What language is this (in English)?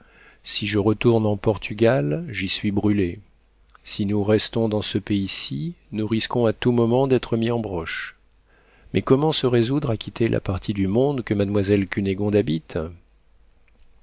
French